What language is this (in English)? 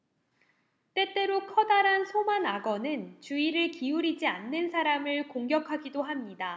Korean